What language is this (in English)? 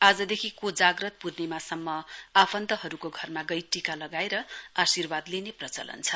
Nepali